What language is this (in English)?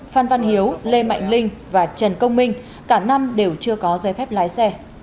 Vietnamese